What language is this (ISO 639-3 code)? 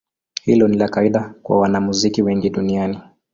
swa